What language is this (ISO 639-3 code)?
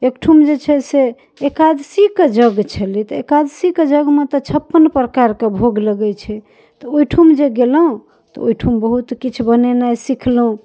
mai